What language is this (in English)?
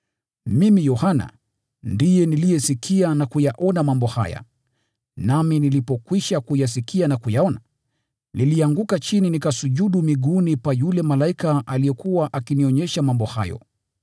Swahili